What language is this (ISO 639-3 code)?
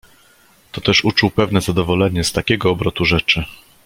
pol